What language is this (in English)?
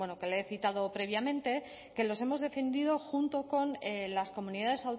Spanish